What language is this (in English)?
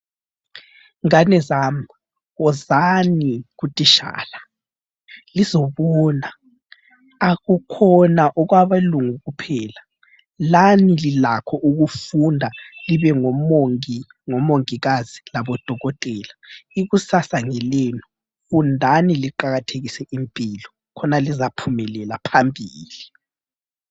North Ndebele